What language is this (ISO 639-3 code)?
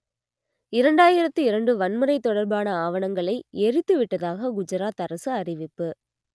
tam